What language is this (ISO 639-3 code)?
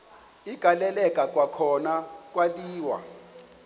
xho